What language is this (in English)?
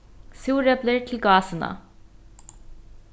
Faroese